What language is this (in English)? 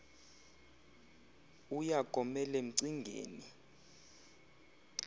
Xhosa